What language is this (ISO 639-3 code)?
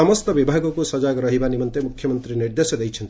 ori